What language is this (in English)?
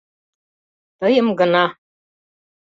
Mari